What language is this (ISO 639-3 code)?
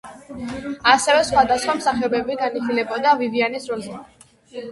kat